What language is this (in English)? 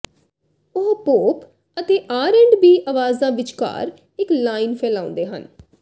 Punjabi